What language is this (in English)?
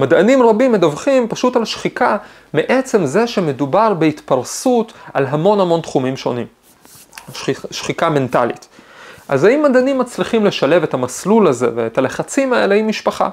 Hebrew